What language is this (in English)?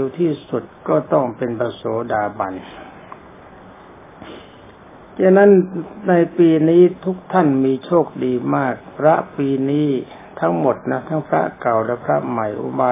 Thai